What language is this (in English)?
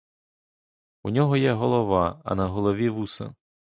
Ukrainian